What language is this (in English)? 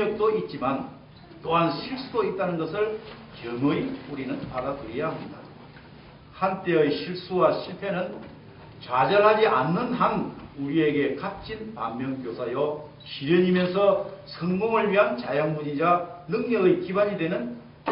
Korean